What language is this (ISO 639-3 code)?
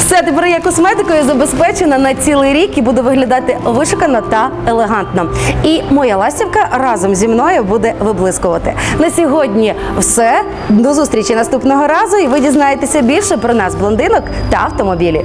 ukr